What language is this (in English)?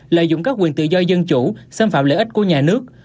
Vietnamese